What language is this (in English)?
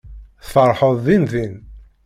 Kabyle